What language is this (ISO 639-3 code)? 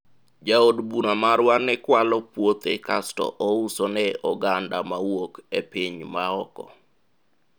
luo